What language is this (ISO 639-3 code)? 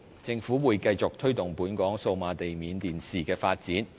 yue